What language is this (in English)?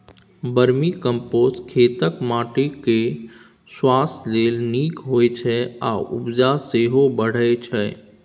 Maithili